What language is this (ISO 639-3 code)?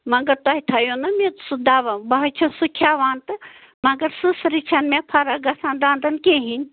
kas